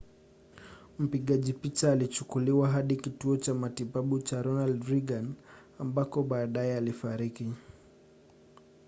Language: Swahili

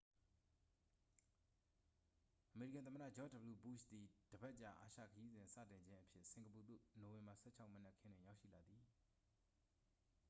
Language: Burmese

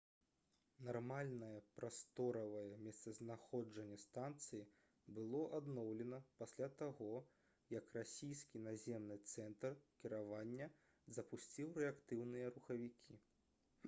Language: Belarusian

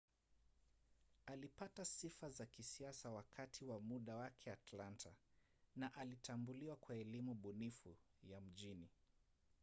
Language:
Swahili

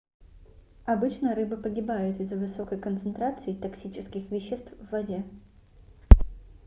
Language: Russian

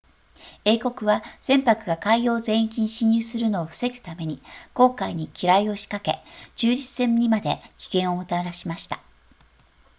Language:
Japanese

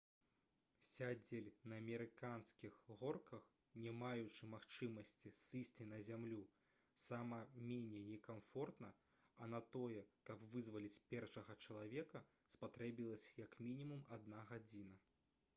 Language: Belarusian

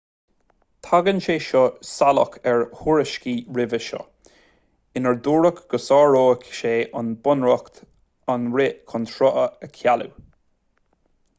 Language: Irish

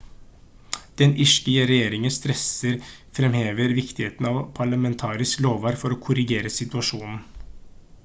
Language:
Norwegian Bokmål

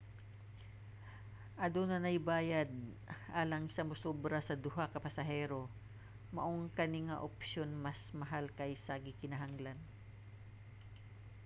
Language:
Cebuano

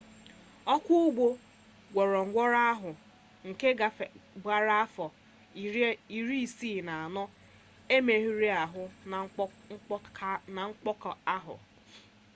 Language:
Igbo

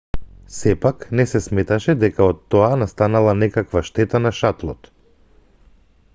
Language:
Macedonian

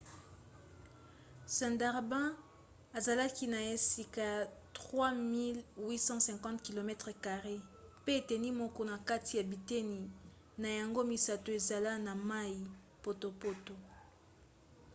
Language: Lingala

